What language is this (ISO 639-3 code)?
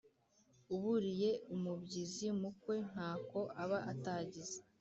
kin